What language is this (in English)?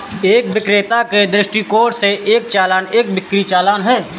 Hindi